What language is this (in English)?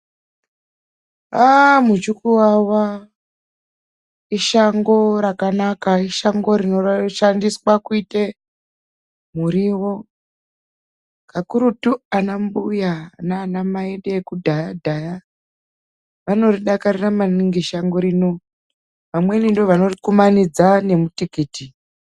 Ndau